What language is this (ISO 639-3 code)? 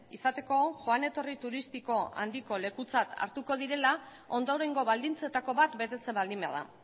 eus